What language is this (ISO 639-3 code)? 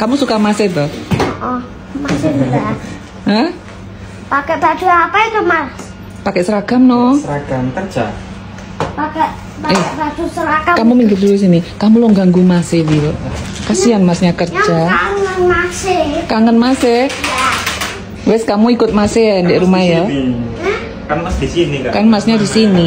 ind